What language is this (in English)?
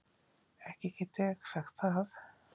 Icelandic